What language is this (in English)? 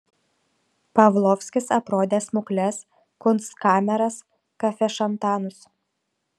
Lithuanian